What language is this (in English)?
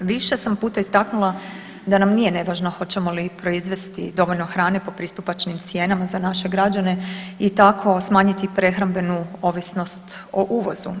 Croatian